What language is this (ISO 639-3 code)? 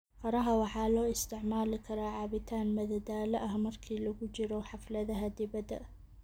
som